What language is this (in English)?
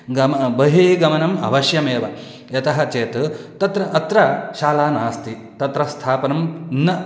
Sanskrit